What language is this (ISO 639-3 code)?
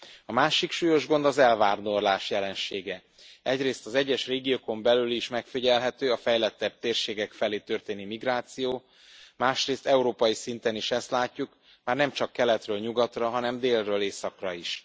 hun